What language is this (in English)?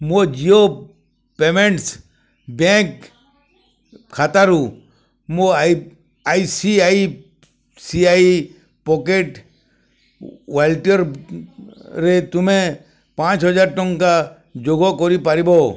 Odia